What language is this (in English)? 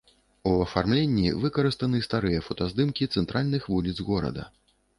Belarusian